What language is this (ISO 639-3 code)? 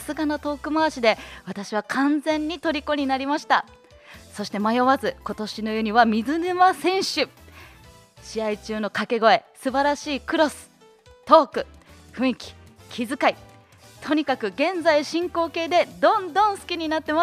jpn